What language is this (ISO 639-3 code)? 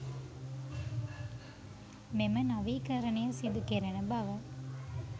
sin